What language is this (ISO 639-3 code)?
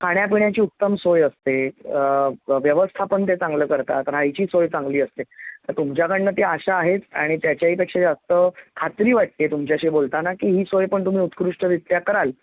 mar